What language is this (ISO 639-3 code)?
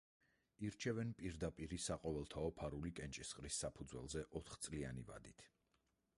kat